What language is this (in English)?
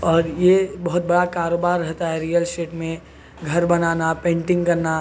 Urdu